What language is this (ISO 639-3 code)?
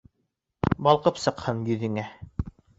bak